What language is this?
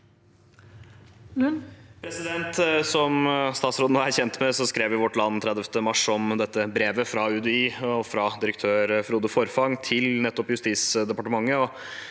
Norwegian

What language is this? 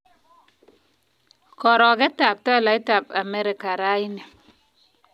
Kalenjin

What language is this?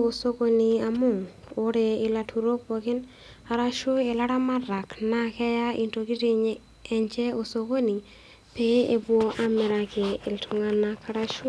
Masai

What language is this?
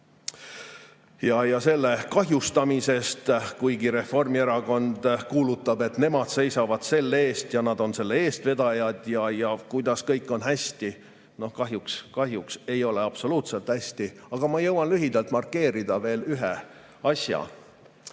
Estonian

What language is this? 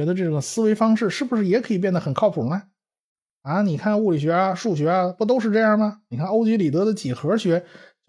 Chinese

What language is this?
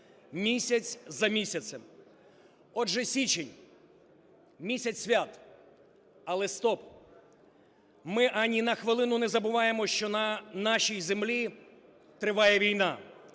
Ukrainian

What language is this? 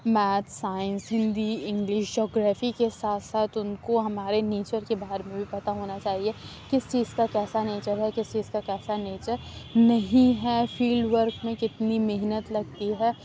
Urdu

